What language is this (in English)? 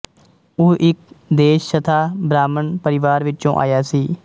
Punjabi